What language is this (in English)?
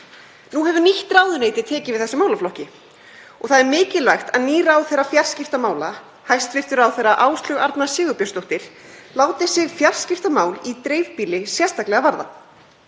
Icelandic